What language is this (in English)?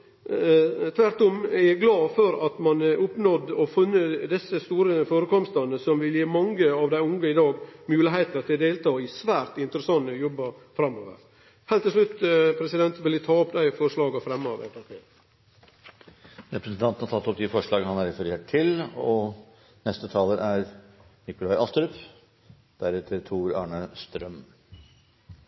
Norwegian